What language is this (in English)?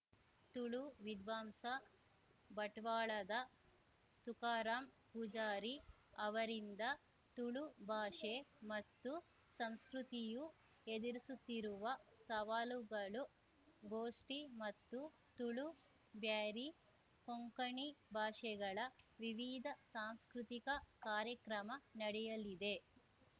Kannada